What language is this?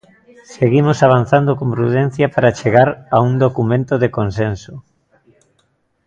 Galician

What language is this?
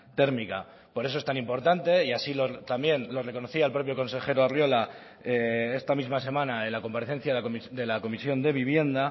Spanish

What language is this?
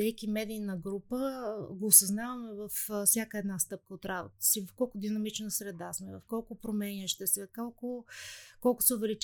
Bulgarian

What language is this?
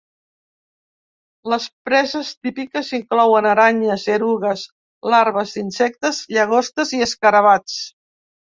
Catalan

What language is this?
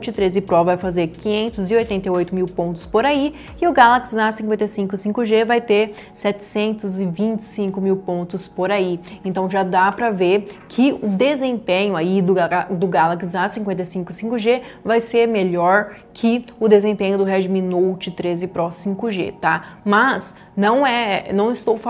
Portuguese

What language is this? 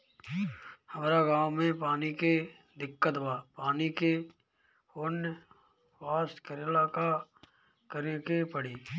Bhojpuri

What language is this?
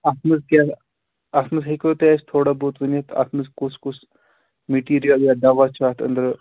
Kashmiri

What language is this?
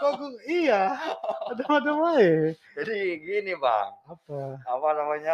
Indonesian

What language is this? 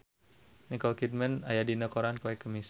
Sundanese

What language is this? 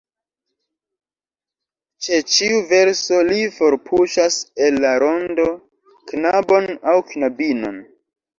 Esperanto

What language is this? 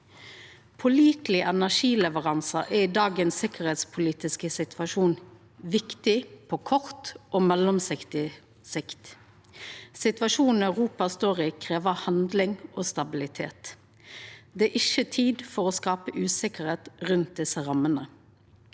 Norwegian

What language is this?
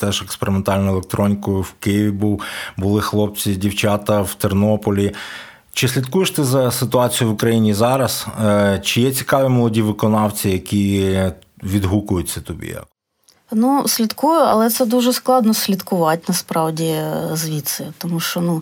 Ukrainian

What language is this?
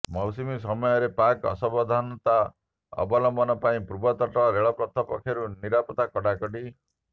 Odia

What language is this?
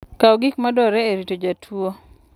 Luo (Kenya and Tanzania)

